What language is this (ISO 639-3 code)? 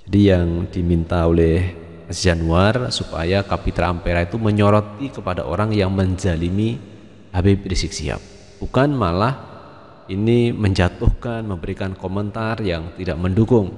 ind